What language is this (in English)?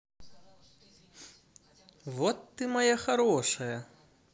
Russian